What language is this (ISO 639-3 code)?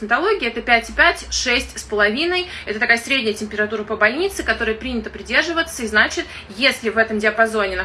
rus